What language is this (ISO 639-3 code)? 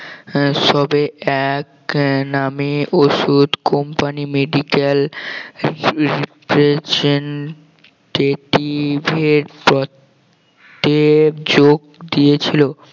ben